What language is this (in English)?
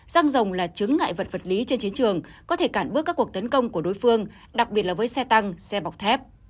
Vietnamese